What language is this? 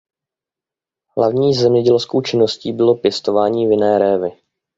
Czech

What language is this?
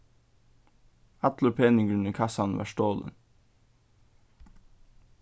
Faroese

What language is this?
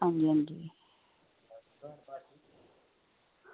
Dogri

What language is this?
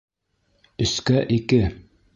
Bashkir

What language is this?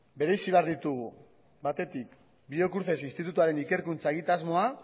Basque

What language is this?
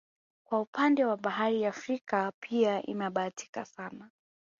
Swahili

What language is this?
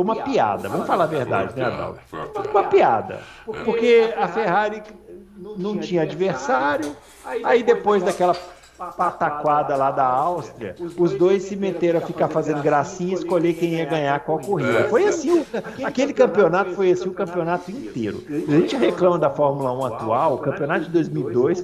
Portuguese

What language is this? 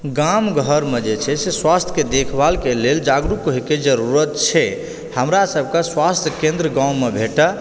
Maithili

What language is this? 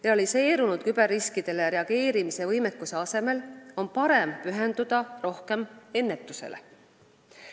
Estonian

